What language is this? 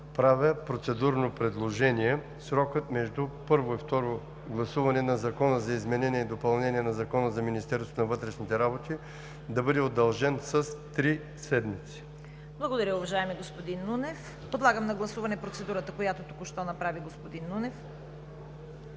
Bulgarian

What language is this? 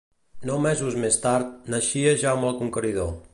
Catalan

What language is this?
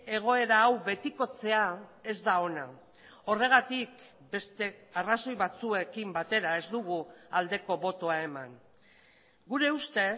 Basque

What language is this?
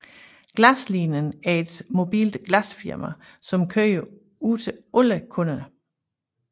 Danish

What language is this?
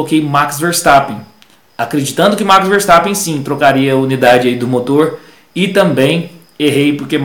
Portuguese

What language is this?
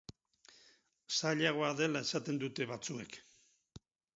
Basque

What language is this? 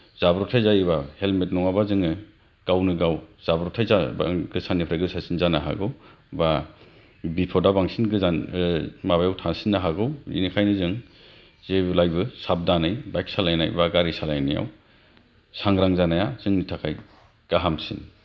Bodo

